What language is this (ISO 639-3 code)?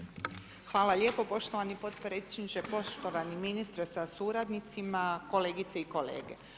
hrv